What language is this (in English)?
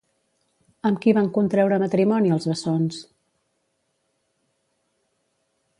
Catalan